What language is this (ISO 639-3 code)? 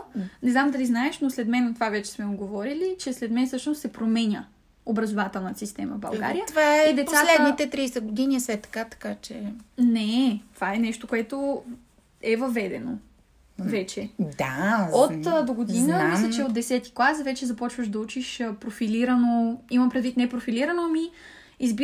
bul